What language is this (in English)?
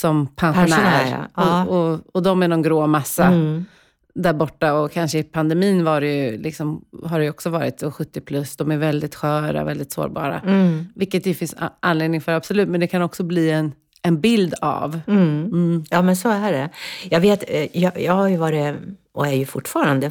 Swedish